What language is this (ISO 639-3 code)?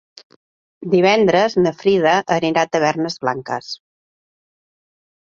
cat